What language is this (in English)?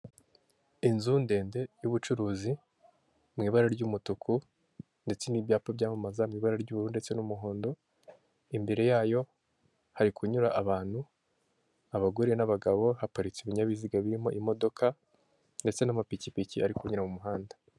Kinyarwanda